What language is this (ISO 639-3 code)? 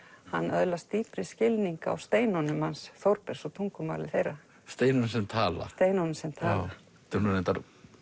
isl